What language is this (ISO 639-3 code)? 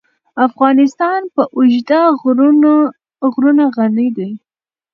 pus